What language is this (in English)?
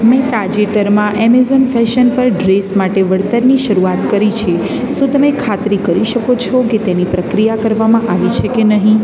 Gujarati